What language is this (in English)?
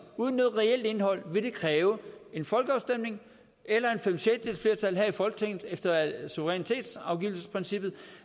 Danish